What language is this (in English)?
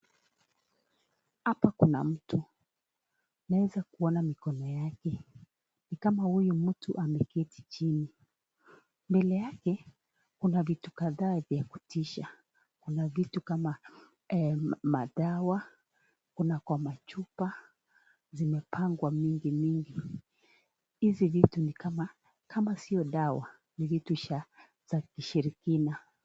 Swahili